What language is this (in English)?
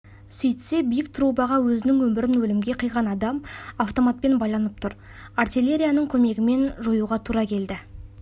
Kazakh